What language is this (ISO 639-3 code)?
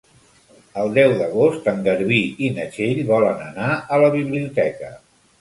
cat